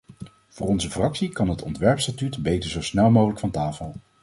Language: Dutch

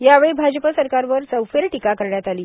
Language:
Marathi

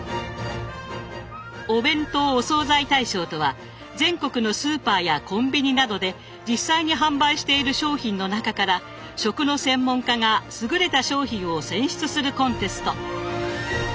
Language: Japanese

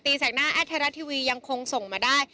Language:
Thai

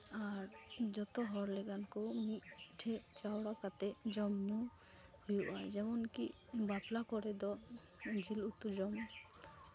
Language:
Santali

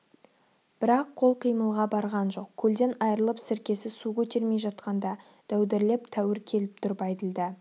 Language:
Kazakh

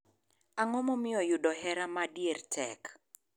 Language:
Luo (Kenya and Tanzania)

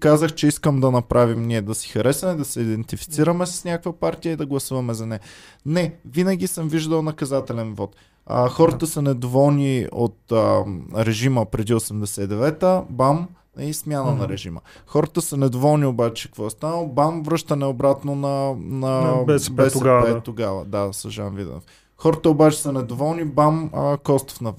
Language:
Bulgarian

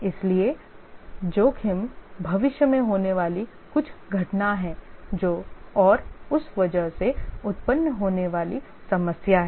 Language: Hindi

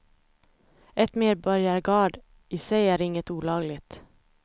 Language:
Swedish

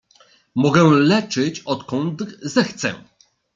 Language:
Polish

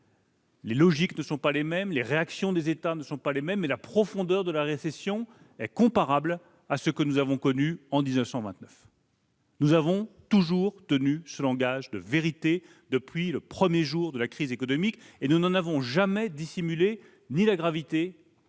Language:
French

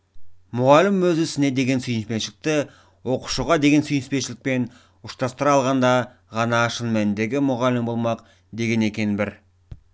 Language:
Kazakh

